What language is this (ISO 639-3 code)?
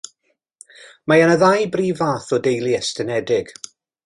cym